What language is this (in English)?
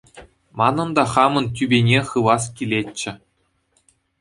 Chuvash